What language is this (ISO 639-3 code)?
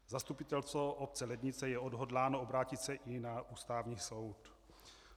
ces